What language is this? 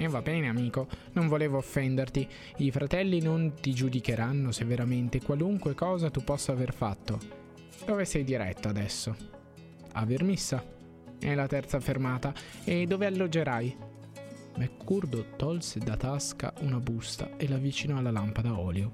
Italian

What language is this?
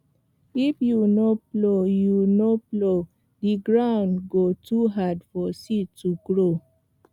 Nigerian Pidgin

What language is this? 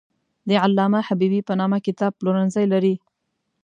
Pashto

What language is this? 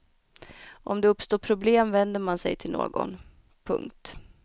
Swedish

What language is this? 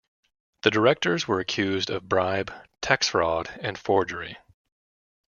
English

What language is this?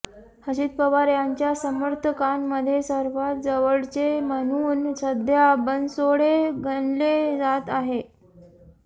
Marathi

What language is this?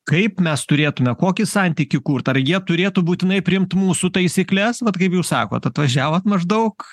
Lithuanian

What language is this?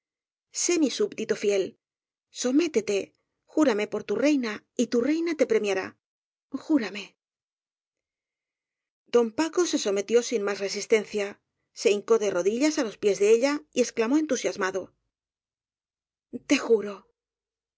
Spanish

